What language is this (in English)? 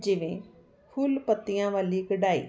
Punjabi